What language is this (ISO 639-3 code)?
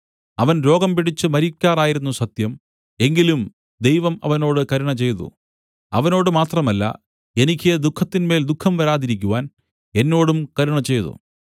mal